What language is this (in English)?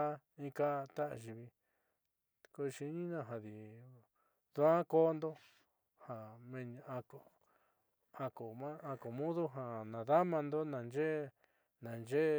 Southeastern Nochixtlán Mixtec